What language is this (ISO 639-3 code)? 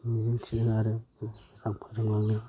brx